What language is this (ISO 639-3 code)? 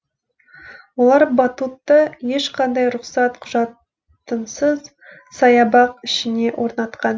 kaz